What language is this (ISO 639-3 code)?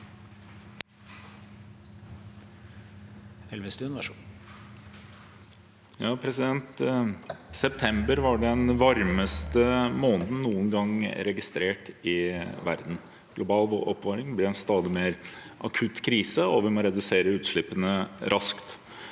nor